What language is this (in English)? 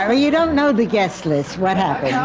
English